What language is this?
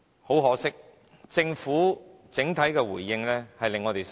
Cantonese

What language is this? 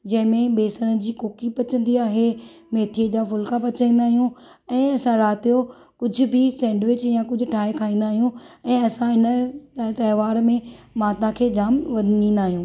Sindhi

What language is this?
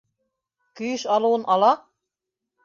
Bashkir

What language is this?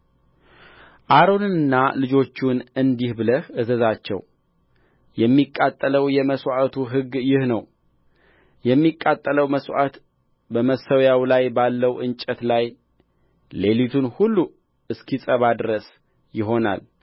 Amharic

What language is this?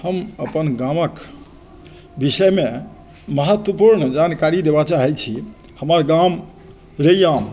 Maithili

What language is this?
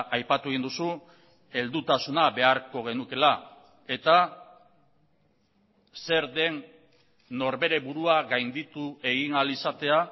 Basque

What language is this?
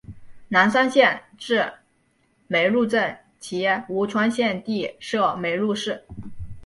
Chinese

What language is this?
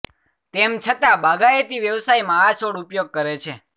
Gujarati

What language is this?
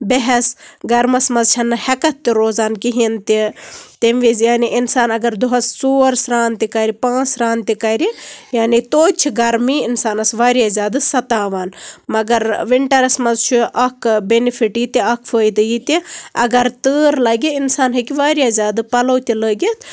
Kashmiri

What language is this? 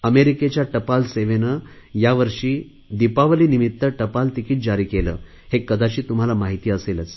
Marathi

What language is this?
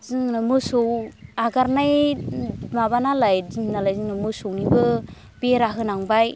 Bodo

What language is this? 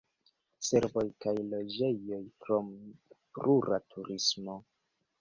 Esperanto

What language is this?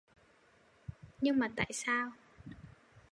Vietnamese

